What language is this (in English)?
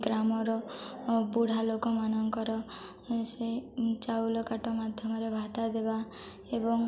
Odia